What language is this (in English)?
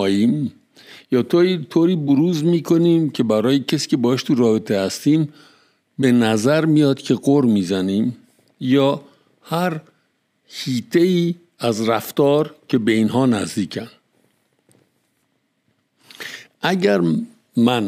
Persian